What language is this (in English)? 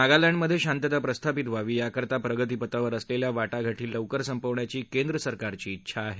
Marathi